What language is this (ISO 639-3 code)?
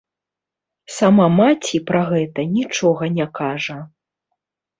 bel